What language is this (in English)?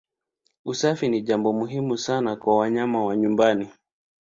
Swahili